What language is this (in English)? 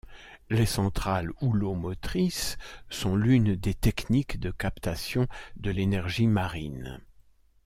French